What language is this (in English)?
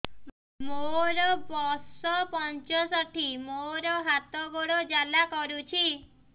Odia